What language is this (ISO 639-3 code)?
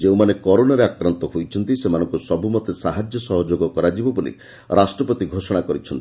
ori